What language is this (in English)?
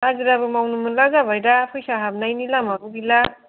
Bodo